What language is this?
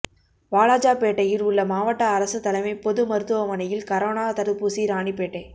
Tamil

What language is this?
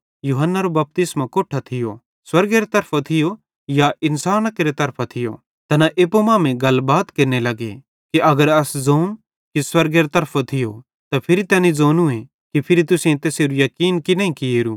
Bhadrawahi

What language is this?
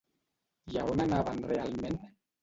Catalan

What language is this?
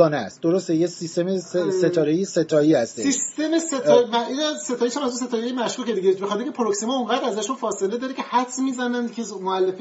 Persian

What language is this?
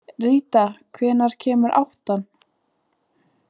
Icelandic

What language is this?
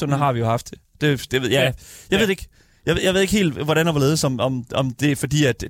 Danish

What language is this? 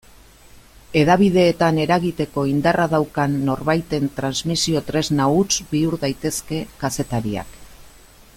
Basque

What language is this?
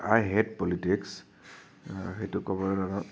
Assamese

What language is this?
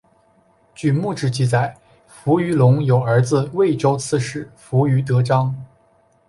Chinese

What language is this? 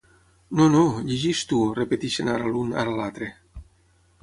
Catalan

